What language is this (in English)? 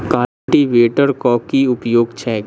Maithili